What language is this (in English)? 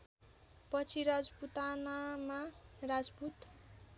Nepali